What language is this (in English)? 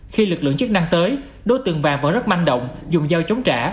Vietnamese